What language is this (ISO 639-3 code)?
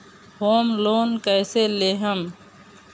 bho